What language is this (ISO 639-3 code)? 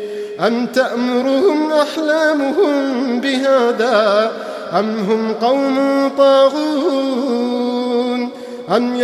ara